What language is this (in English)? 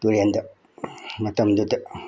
Manipuri